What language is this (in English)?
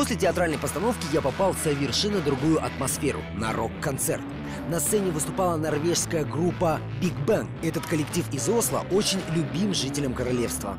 Russian